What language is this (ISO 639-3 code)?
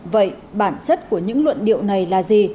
vie